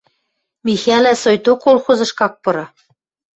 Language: Western Mari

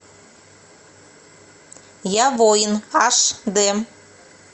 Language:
Russian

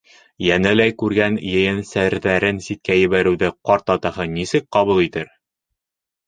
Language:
Bashkir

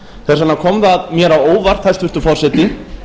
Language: Icelandic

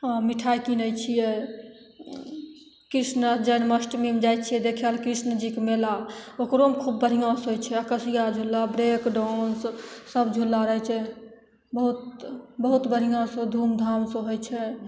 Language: Maithili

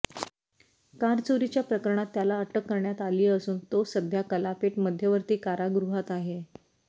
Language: Marathi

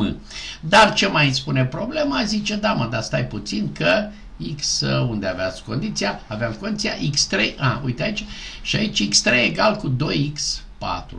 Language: Romanian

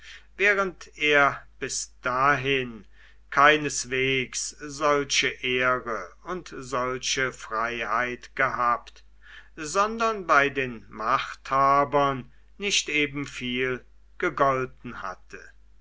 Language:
German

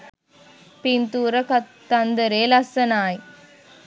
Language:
Sinhala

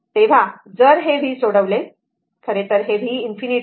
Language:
Marathi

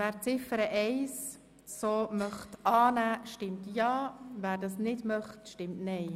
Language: Swiss German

